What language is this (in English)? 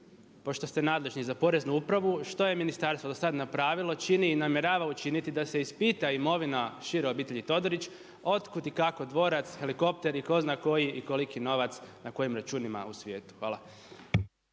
Croatian